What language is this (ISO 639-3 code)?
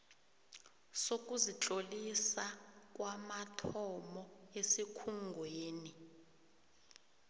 nbl